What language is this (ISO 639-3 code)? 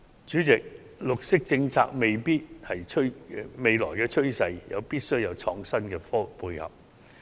yue